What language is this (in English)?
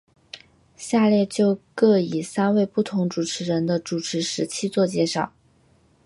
Chinese